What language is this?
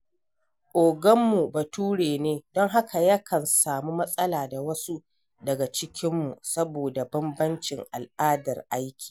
Hausa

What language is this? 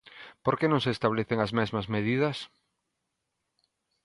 Galician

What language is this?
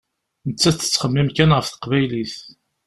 Kabyle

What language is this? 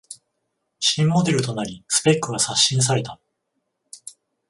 Japanese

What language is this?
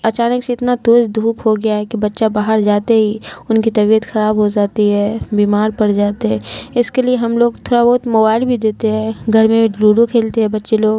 Urdu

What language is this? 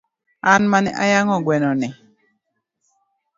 Luo (Kenya and Tanzania)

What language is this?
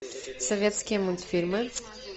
Russian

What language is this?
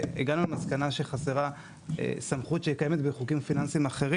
Hebrew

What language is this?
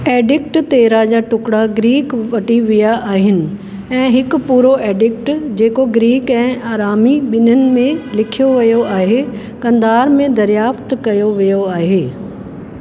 Sindhi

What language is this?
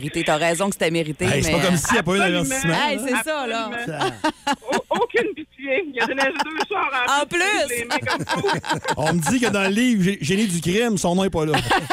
French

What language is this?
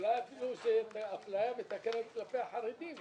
Hebrew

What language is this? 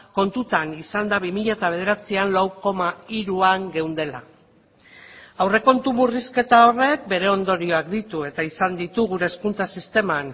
Basque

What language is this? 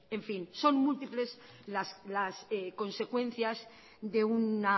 Spanish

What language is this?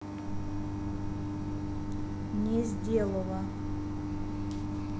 Russian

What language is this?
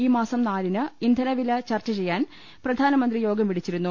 Malayalam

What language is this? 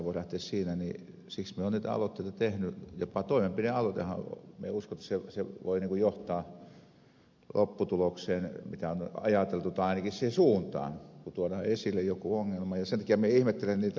Finnish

